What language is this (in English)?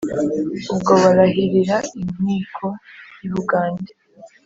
Kinyarwanda